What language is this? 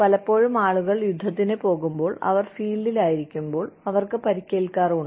Malayalam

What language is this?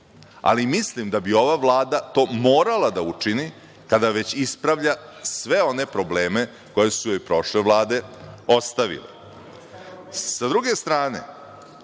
Serbian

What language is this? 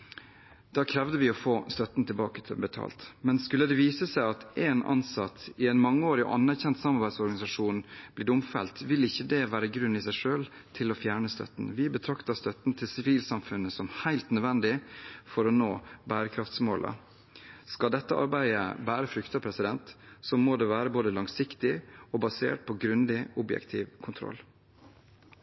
Norwegian Bokmål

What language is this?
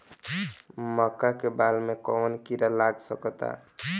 Bhojpuri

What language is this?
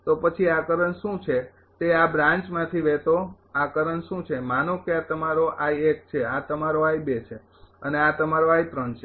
Gujarati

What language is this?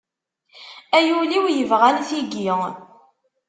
Kabyle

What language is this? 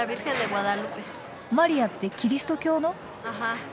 Japanese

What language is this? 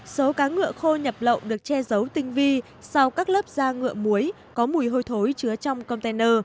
Vietnamese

